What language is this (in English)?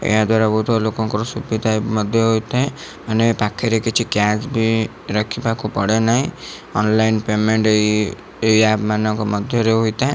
Odia